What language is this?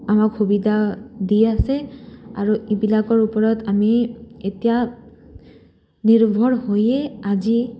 Assamese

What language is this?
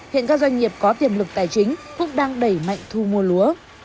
Vietnamese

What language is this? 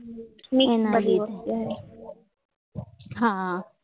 Gujarati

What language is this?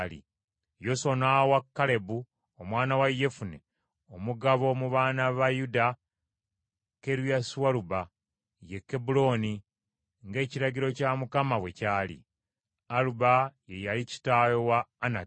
Ganda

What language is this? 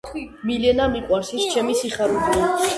Georgian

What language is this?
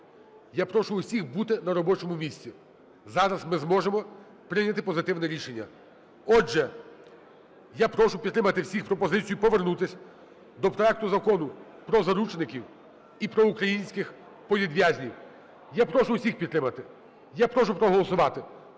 Ukrainian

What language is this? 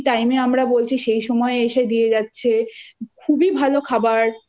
Bangla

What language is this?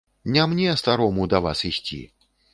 Belarusian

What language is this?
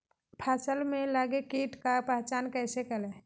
Magahi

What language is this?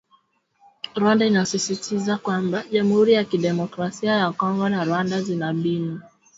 Swahili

